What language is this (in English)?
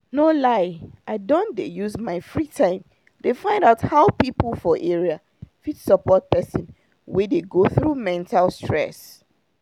Nigerian Pidgin